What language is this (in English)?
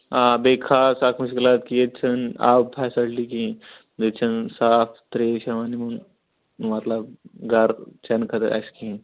Kashmiri